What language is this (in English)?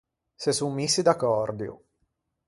Ligurian